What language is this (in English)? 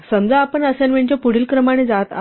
Marathi